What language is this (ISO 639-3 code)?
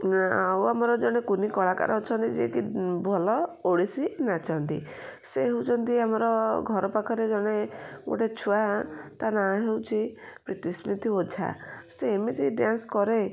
ori